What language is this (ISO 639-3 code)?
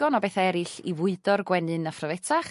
cym